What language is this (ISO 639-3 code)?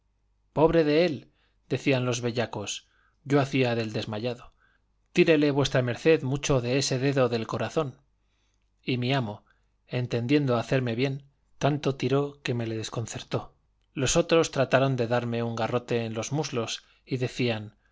spa